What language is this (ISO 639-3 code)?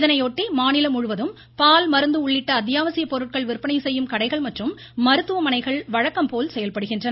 tam